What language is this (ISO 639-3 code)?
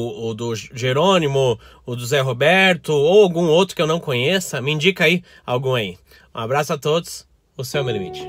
por